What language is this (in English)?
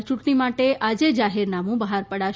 Gujarati